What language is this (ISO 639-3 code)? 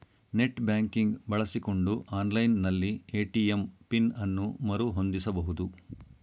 kan